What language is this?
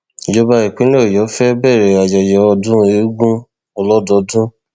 Yoruba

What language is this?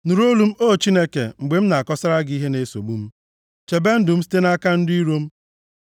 Igbo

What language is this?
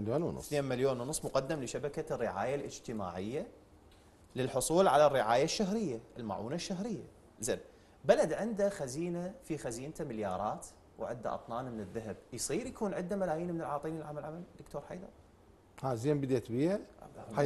Arabic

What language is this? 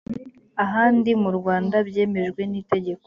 Kinyarwanda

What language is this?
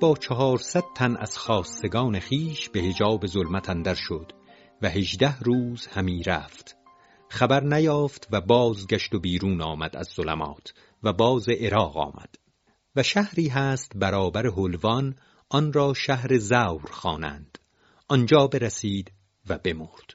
Persian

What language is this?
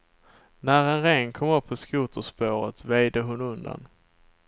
Swedish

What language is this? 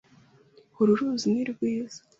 Kinyarwanda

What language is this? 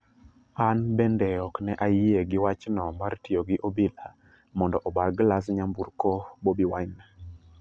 Luo (Kenya and Tanzania)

